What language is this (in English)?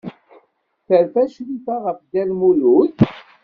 Kabyle